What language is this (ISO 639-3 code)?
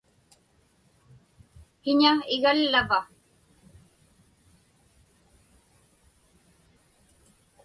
ipk